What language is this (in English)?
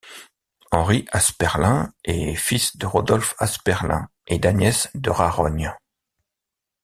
French